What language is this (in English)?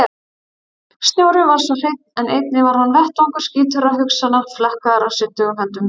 Icelandic